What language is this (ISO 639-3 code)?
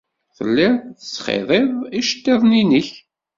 kab